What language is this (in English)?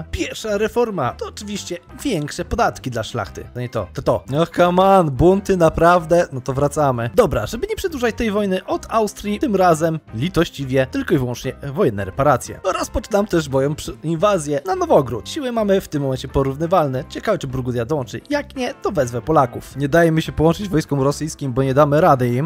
Polish